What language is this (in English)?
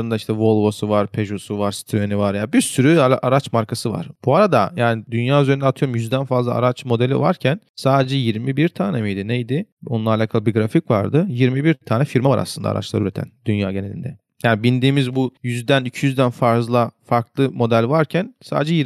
Turkish